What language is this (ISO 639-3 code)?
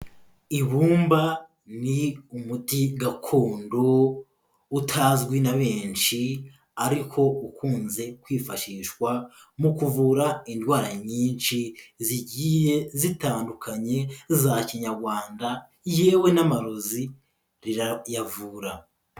kin